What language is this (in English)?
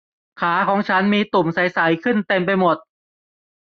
Thai